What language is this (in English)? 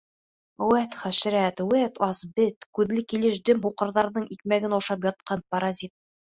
Bashkir